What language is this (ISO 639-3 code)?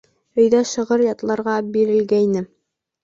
bak